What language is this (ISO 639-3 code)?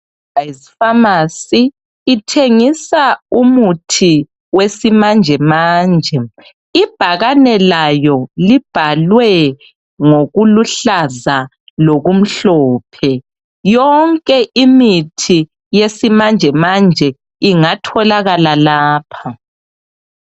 nde